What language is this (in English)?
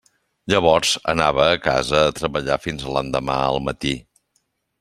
Catalan